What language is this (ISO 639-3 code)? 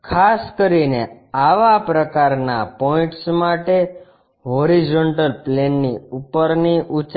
guj